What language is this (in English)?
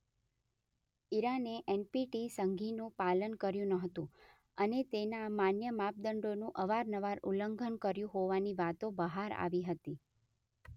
Gujarati